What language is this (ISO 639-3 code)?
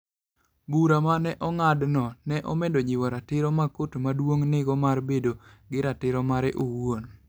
luo